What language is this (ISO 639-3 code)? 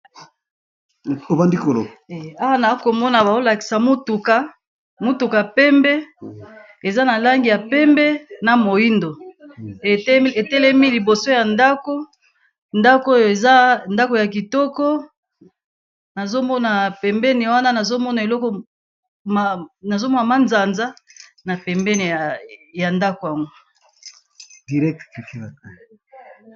lin